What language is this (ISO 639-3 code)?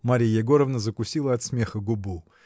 rus